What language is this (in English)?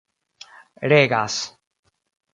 Esperanto